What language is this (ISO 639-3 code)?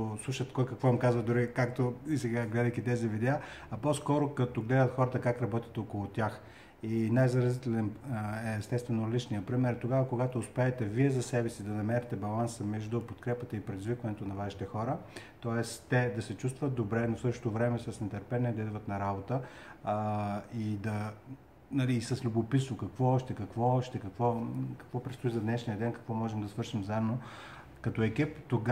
bul